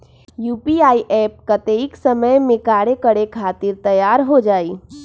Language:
Magahi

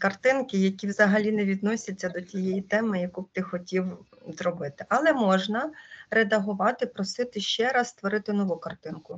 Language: Ukrainian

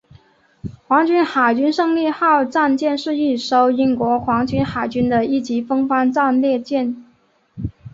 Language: Chinese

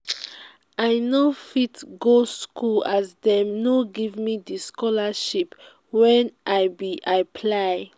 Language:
Nigerian Pidgin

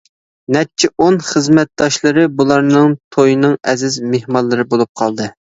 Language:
Uyghur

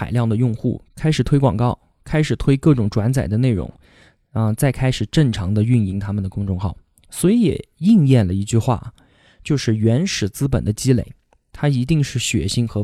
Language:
Chinese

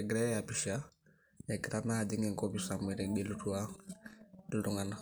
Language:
Masai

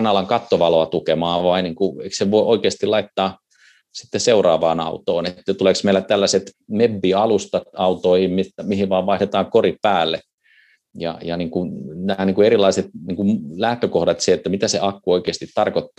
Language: Finnish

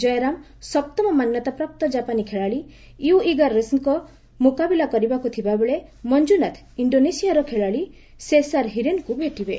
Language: Odia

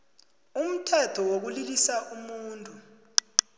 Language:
South Ndebele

